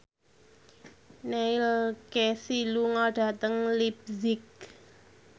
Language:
Javanese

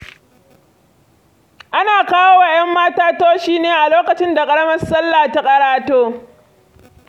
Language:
Hausa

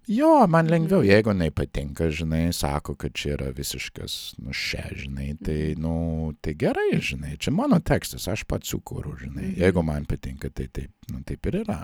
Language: Lithuanian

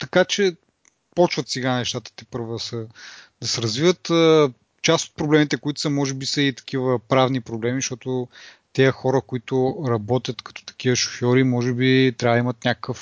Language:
Bulgarian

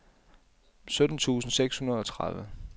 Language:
Danish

